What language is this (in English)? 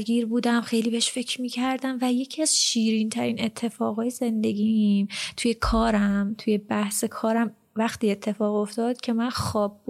Persian